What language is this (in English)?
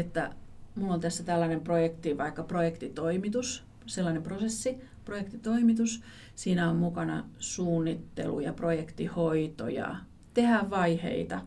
Finnish